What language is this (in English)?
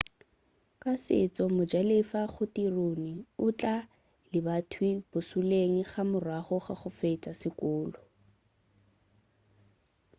Northern Sotho